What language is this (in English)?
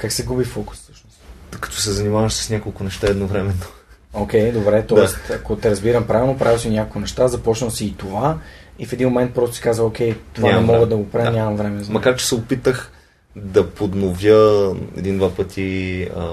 Bulgarian